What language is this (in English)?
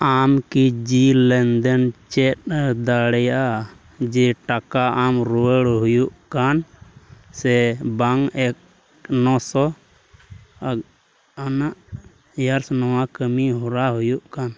Santali